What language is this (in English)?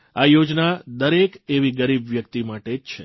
Gujarati